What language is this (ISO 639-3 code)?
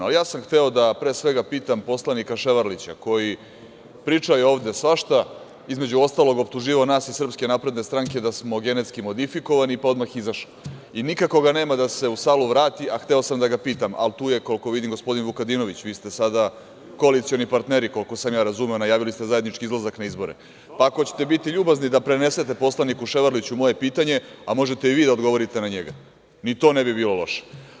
srp